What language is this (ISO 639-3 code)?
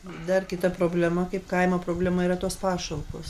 lit